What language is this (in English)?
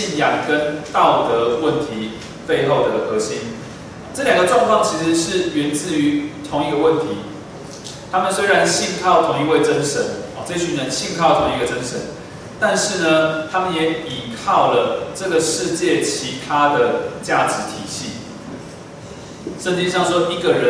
Chinese